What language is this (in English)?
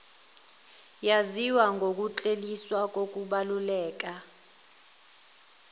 Zulu